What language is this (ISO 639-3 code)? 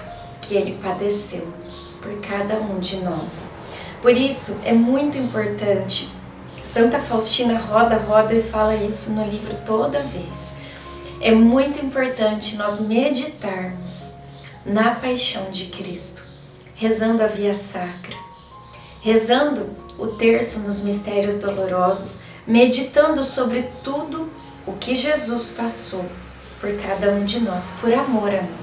por